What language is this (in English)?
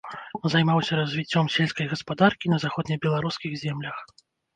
Belarusian